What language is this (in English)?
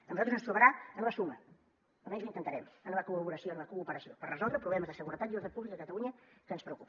Catalan